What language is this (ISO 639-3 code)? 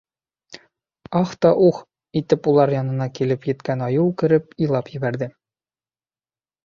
bak